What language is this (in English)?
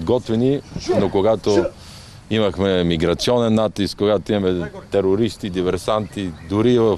Bulgarian